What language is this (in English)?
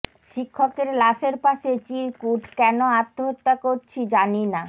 Bangla